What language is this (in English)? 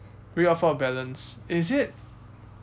English